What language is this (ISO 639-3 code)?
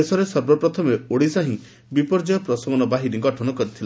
ori